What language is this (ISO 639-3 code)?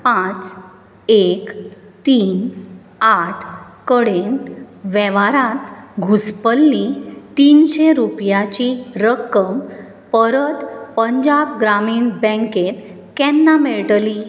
kok